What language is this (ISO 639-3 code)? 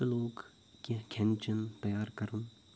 kas